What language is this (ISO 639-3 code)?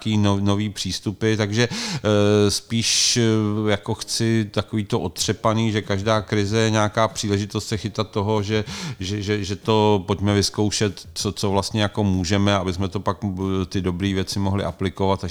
ces